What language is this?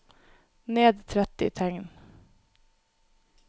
Norwegian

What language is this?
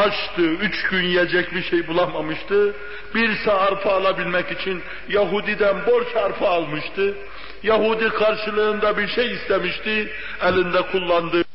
Turkish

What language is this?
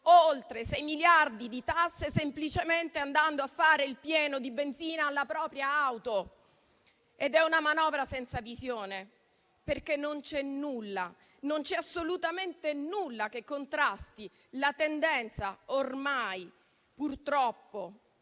Italian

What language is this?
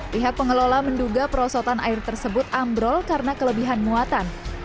Indonesian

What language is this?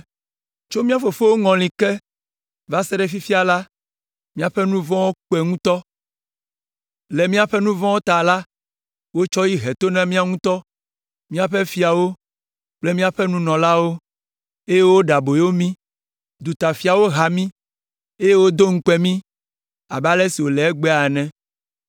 Ewe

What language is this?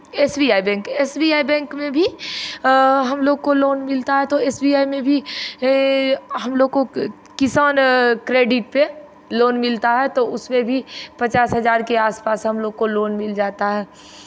Hindi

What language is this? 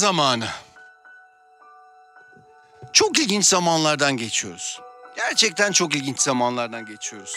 Turkish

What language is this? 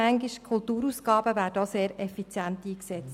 Swiss German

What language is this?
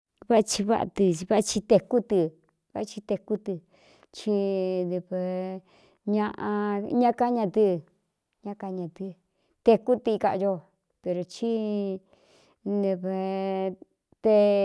Cuyamecalco Mixtec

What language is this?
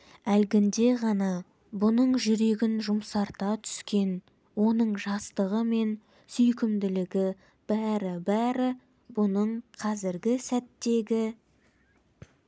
Kazakh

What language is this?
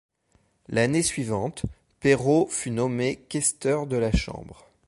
French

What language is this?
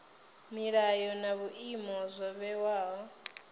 Venda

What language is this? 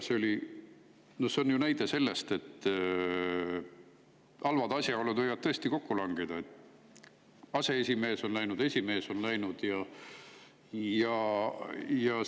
Estonian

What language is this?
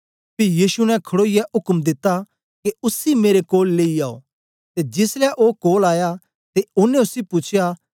Dogri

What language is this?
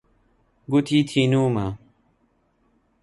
Central Kurdish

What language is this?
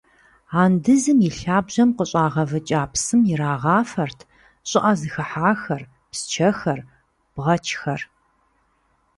Kabardian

